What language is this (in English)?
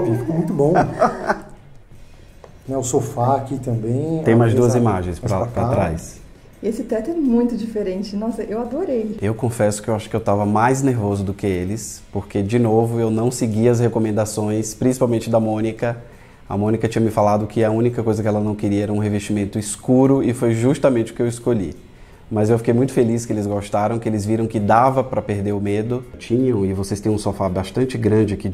Portuguese